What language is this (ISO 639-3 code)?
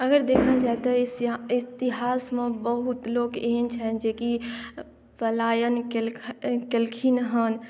mai